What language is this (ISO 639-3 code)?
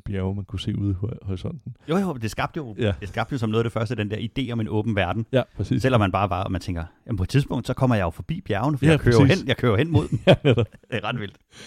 dan